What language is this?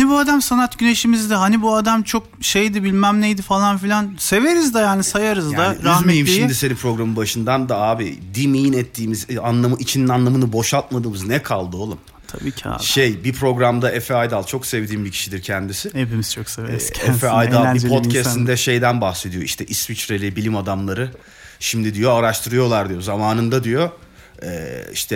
Turkish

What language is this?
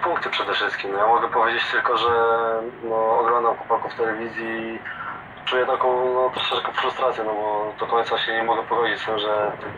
Polish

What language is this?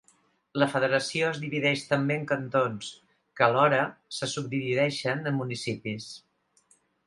Catalan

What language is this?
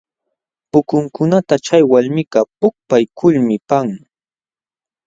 Jauja Wanca Quechua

